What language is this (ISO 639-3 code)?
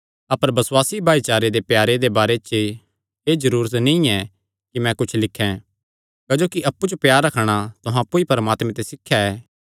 xnr